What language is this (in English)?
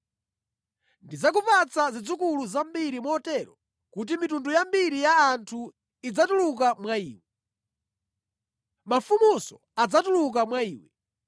Nyanja